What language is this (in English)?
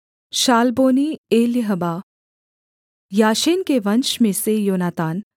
Hindi